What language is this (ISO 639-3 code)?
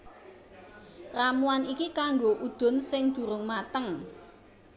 jav